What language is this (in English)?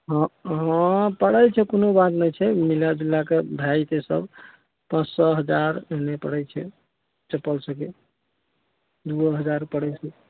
Maithili